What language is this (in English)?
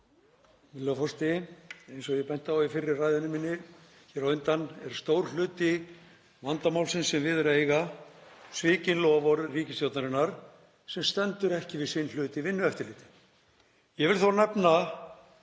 Icelandic